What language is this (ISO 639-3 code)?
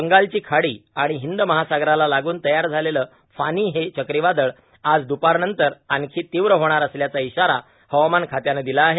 mar